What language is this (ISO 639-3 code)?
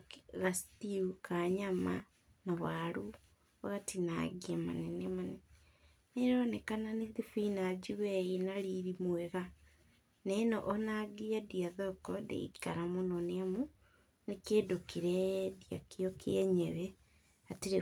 kik